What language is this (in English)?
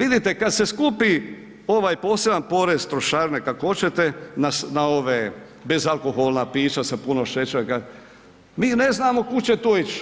Croatian